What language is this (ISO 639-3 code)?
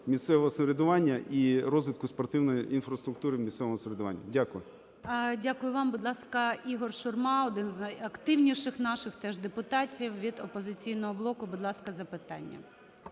ukr